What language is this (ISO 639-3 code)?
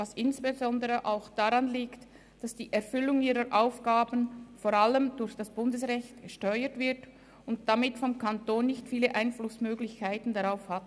gsw